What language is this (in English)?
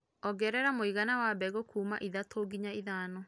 Kikuyu